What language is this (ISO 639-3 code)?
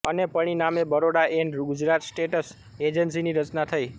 guj